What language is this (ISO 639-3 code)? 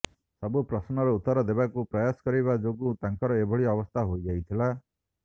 ori